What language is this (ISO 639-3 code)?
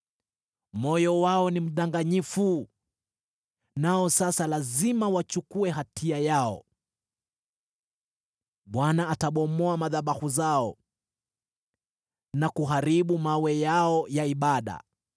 swa